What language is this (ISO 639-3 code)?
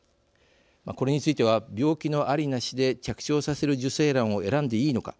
jpn